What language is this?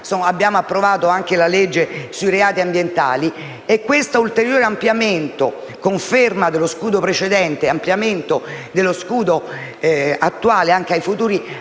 Italian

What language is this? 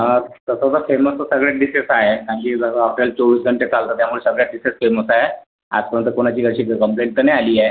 Marathi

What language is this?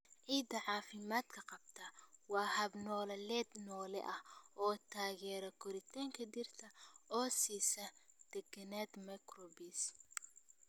Somali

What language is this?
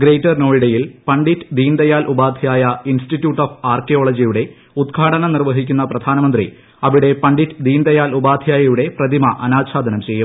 Malayalam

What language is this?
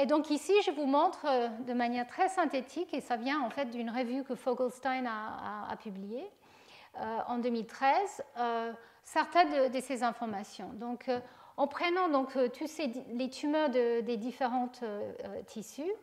French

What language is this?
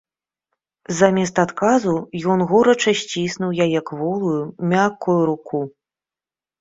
Belarusian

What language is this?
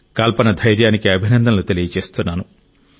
Telugu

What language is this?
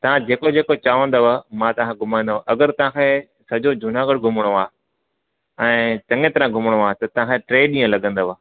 Sindhi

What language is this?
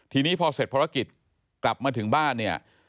Thai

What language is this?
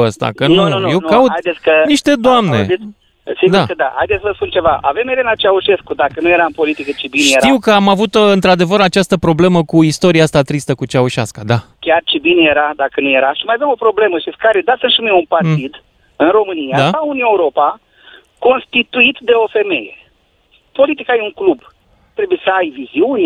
Romanian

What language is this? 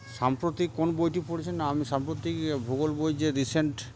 Bangla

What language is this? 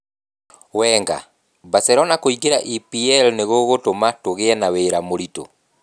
Kikuyu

